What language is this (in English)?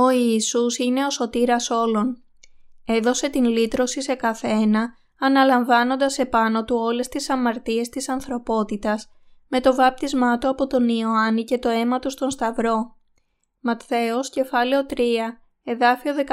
Greek